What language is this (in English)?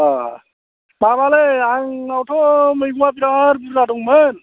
Bodo